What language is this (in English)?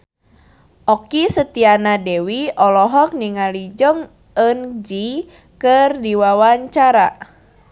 Sundanese